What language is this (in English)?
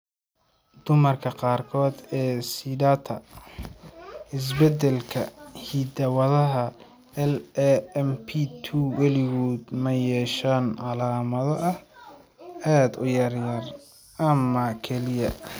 Somali